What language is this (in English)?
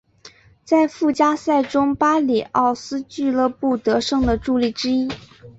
Chinese